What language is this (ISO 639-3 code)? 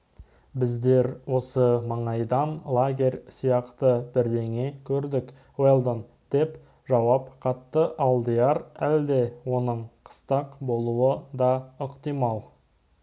kaz